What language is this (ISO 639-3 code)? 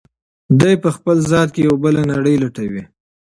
pus